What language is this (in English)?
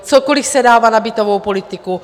Czech